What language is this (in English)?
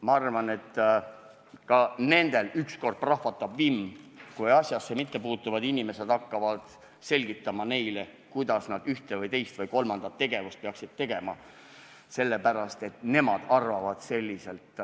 Estonian